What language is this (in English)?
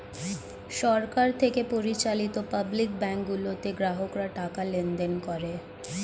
Bangla